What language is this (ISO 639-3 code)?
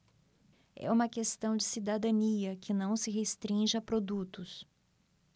por